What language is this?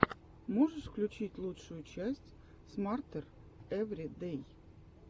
Russian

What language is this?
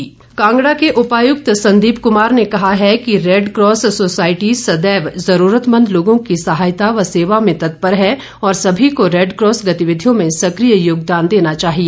Hindi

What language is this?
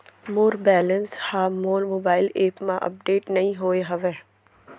Chhattisgarhi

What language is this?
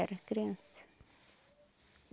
Portuguese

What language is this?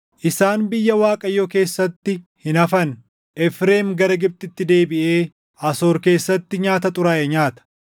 Oromo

